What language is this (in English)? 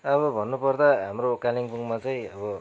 Nepali